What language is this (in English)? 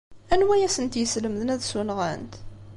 Kabyle